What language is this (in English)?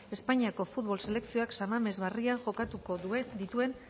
Basque